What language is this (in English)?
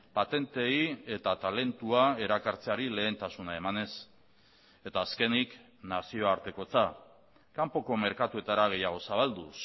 Basque